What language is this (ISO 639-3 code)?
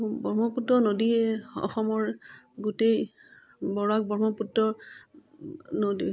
asm